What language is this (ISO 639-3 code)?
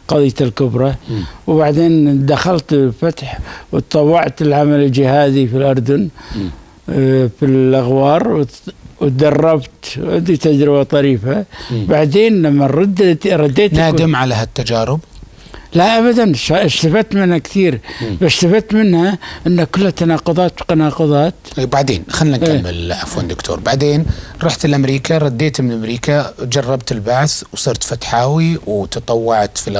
ara